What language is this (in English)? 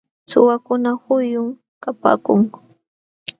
Jauja Wanca Quechua